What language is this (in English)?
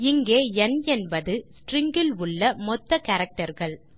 Tamil